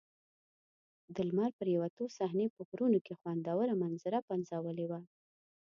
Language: Pashto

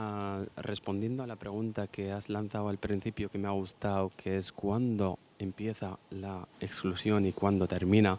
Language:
Spanish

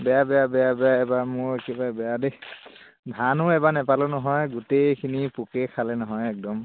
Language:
Assamese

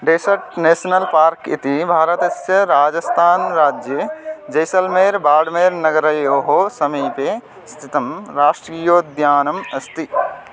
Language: Sanskrit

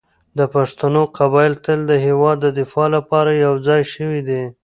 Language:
Pashto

